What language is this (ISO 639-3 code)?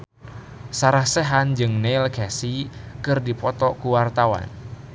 sun